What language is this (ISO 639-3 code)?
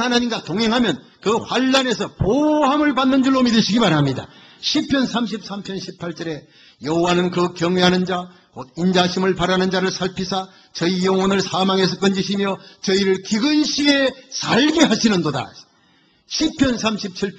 kor